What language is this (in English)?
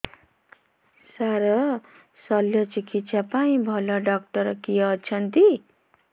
Odia